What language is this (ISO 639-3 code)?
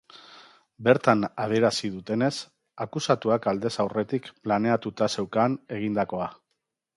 eus